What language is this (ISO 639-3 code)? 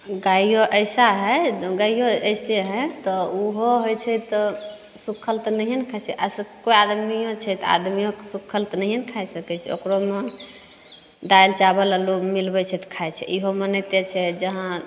mai